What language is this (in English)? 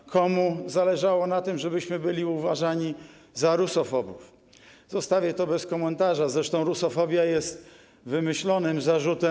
Polish